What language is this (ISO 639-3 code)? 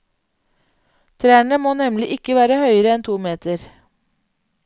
nor